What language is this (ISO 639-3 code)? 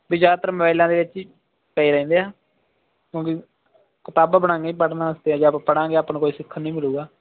pan